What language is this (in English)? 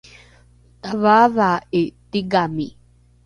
Rukai